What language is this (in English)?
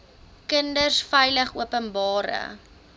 Afrikaans